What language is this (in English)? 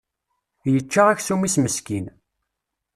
Kabyle